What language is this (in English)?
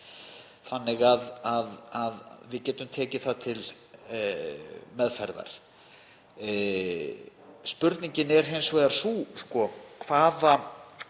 Icelandic